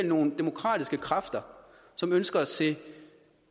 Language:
Danish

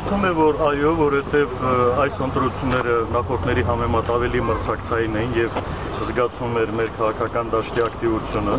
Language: Romanian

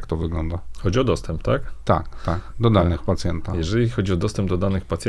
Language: Polish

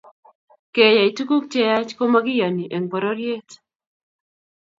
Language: Kalenjin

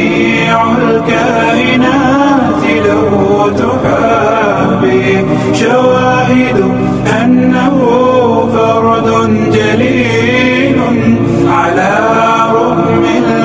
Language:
Arabic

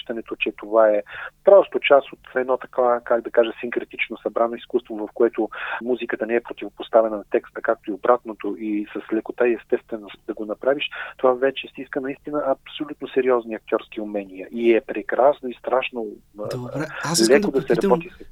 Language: Bulgarian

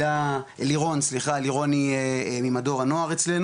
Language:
Hebrew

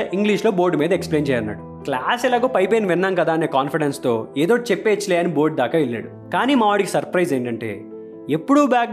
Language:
Telugu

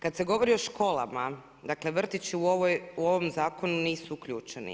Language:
Croatian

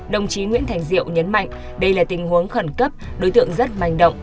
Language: Vietnamese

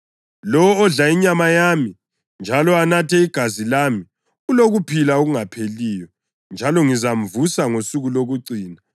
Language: North Ndebele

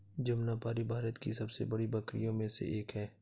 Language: Hindi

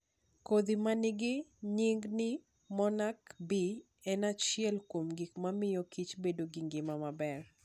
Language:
Luo (Kenya and Tanzania)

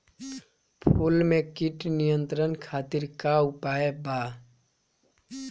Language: Bhojpuri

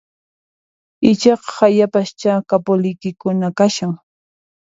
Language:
Puno Quechua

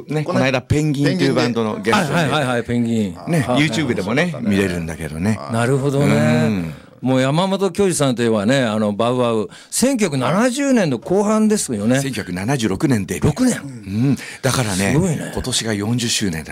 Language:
Japanese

